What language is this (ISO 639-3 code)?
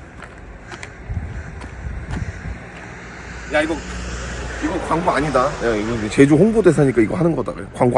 kor